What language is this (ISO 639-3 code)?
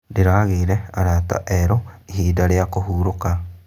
kik